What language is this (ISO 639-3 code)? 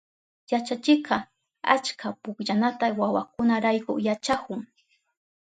qup